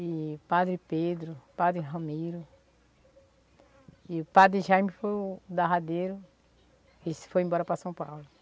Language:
Portuguese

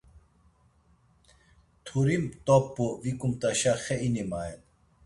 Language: Laz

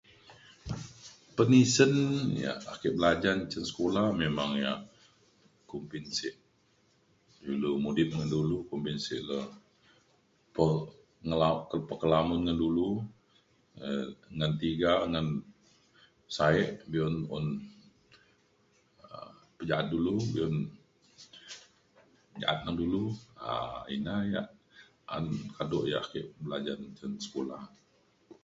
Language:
Mainstream Kenyah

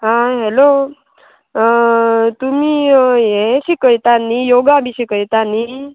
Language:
Konkani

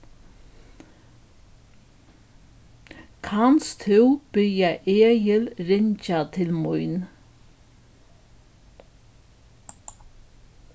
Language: Faroese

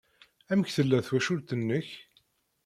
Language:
Kabyle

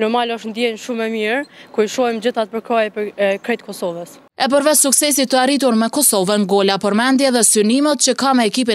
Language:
Romanian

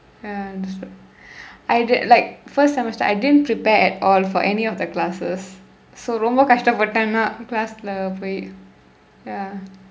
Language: English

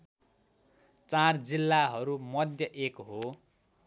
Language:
Nepali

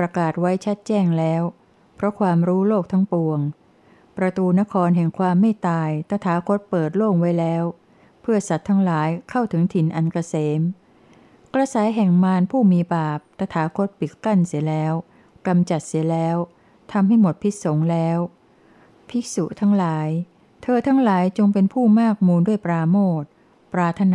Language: Thai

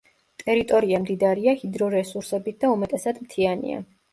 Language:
Georgian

